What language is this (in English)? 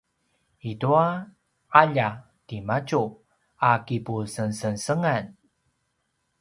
Paiwan